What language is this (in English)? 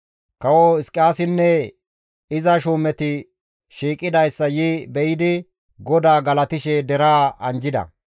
Gamo